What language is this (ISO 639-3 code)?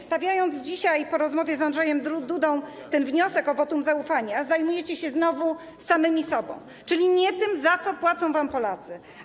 pol